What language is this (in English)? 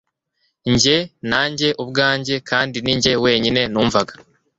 Kinyarwanda